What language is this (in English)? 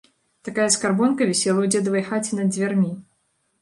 Belarusian